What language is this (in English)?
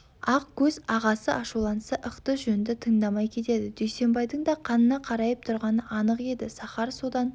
Kazakh